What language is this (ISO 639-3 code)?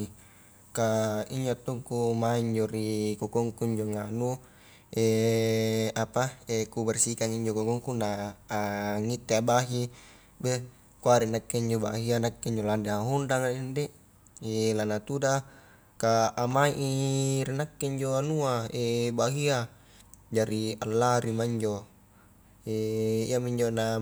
kjk